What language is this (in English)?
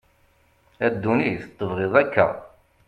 Kabyle